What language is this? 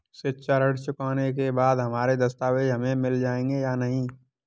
Hindi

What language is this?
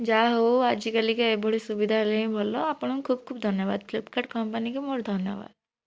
Odia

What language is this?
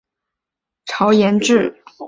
Chinese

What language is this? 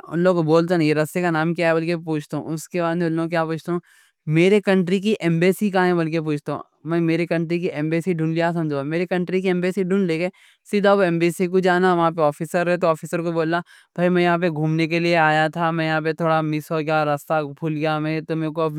Deccan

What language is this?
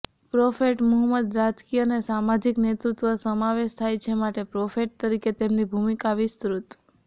Gujarati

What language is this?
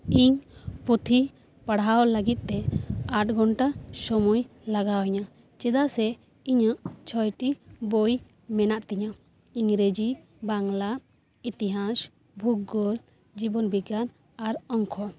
Santali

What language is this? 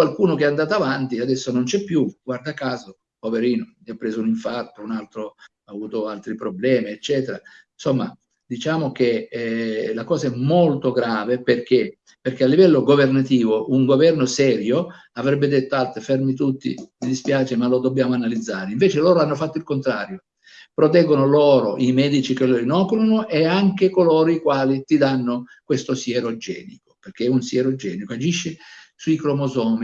Italian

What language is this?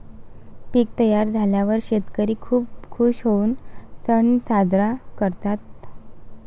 Marathi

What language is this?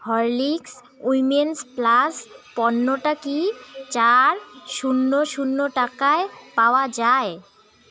Bangla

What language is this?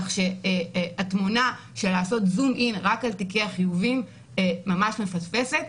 Hebrew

